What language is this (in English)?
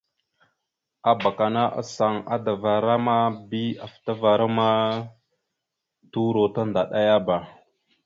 Mada (Cameroon)